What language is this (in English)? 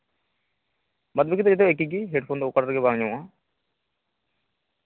Santali